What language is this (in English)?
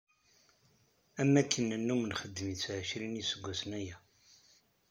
Kabyle